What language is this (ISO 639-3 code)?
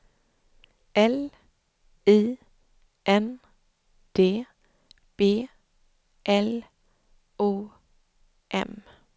swe